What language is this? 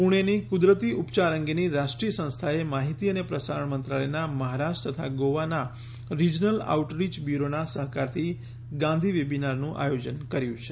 Gujarati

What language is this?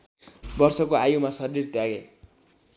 Nepali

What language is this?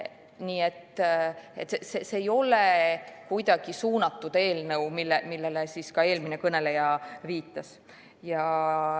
Estonian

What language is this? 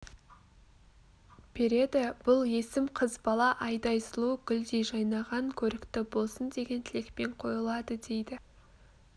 Kazakh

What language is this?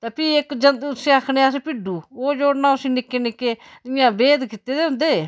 Dogri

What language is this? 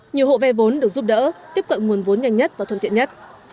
Vietnamese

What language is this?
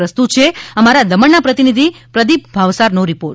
Gujarati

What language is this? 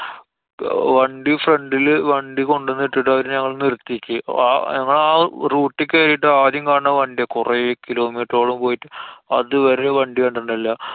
Malayalam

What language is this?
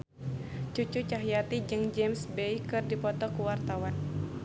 Sundanese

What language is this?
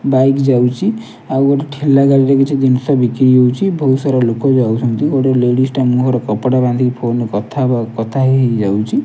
Odia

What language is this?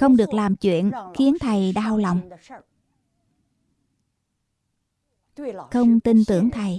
Vietnamese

